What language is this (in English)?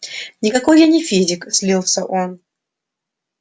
Russian